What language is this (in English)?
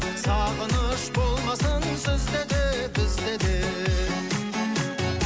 Kazakh